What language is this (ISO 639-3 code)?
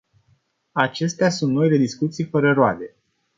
ron